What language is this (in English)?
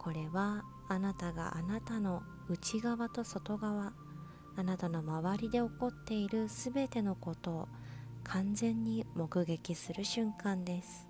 Japanese